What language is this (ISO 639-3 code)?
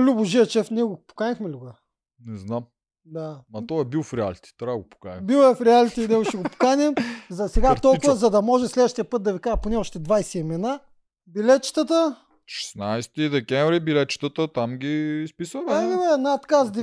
bul